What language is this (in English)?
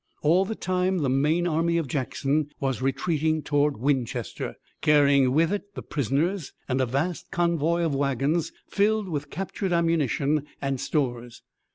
English